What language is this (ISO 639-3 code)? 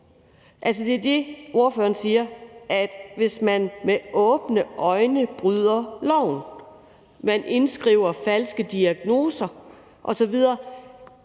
dan